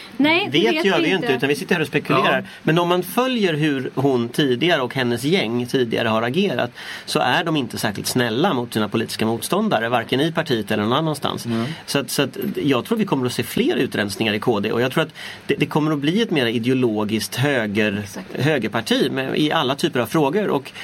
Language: Swedish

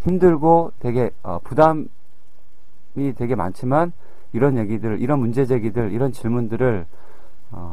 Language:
Korean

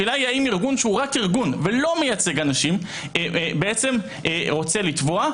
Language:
Hebrew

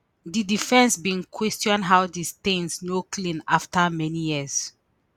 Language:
Nigerian Pidgin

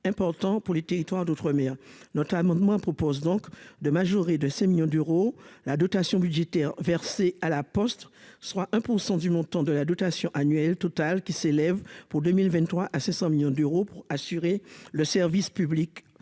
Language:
French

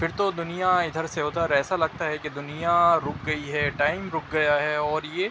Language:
Urdu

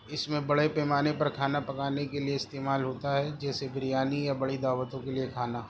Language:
Urdu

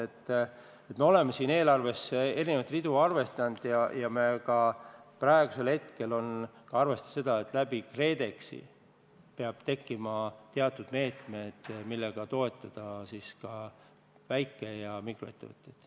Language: Estonian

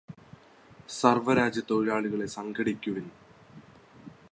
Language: Malayalam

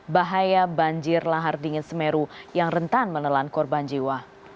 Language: Indonesian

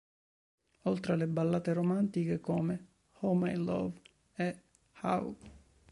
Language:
Italian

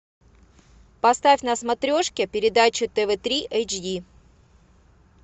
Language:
Russian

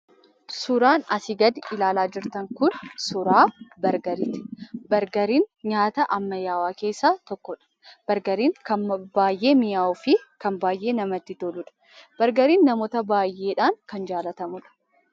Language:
Oromo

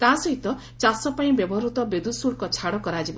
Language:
Odia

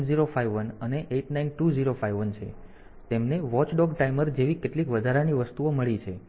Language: Gujarati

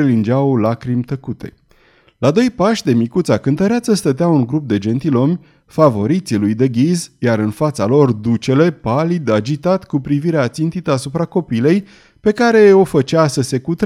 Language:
Romanian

